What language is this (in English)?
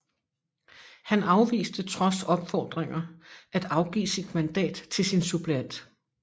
Danish